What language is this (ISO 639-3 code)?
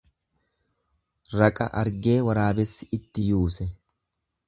orm